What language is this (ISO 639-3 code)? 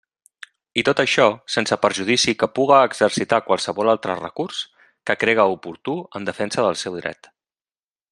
cat